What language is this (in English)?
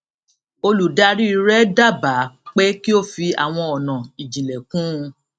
Yoruba